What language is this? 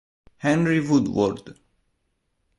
Italian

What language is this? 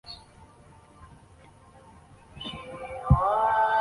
Chinese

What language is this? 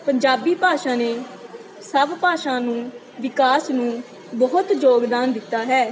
Punjabi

